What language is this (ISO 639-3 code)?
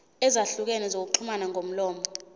zul